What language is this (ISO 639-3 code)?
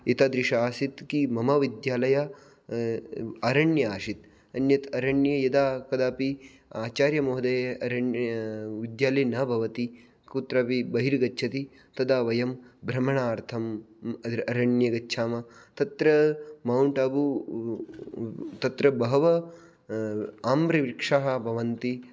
san